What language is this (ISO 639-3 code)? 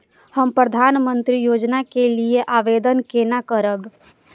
mai